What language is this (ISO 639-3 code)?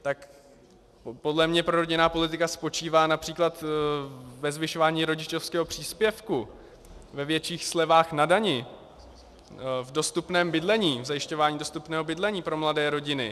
ces